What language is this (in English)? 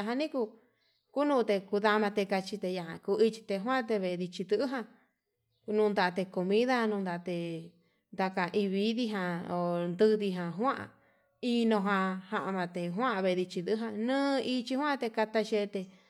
Yutanduchi Mixtec